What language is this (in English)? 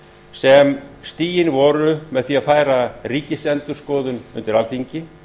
Icelandic